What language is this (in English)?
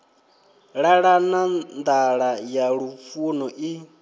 Venda